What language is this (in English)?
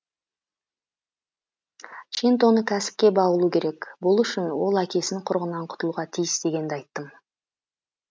Kazakh